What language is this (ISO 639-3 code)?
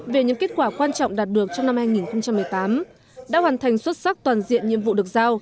vie